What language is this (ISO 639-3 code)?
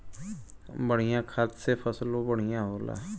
bho